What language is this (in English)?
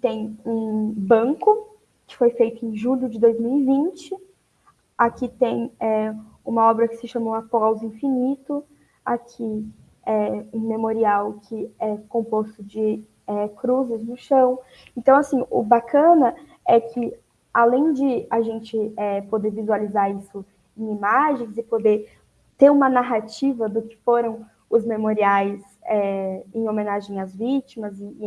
Portuguese